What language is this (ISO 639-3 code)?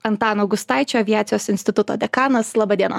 lit